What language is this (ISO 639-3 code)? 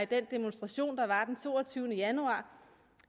dan